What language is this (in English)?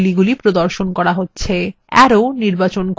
Bangla